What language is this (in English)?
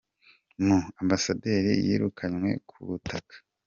Kinyarwanda